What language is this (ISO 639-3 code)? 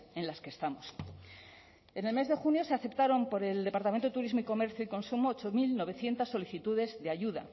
spa